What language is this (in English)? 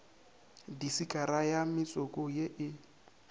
Northern Sotho